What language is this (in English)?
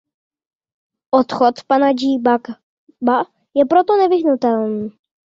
Czech